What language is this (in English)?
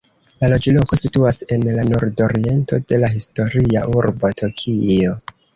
Esperanto